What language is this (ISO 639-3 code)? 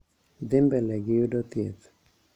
luo